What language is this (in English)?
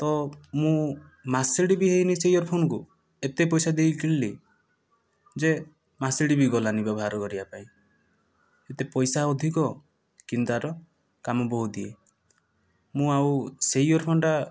Odia